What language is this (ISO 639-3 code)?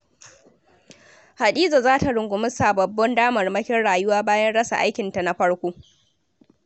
hau